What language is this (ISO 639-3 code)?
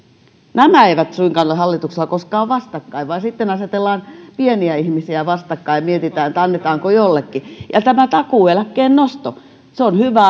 fin